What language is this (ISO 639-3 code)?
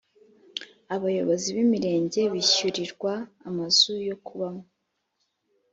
kin